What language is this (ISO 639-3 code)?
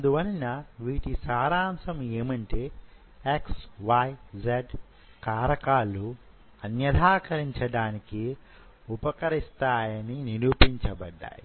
tel